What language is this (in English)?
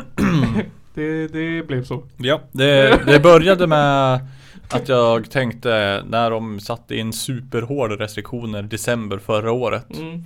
Swedish